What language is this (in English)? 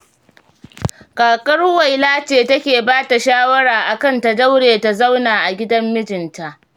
Hausa